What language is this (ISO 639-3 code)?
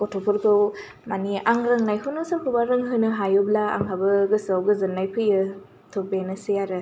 brx